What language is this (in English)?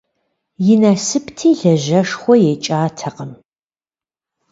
Kabardian